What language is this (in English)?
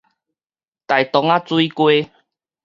Min Nan Chinese